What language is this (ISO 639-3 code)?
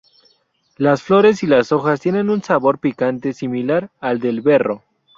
spa